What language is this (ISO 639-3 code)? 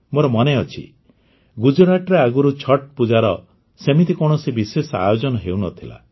ori